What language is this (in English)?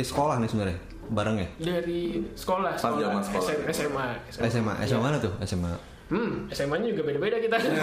Indonesian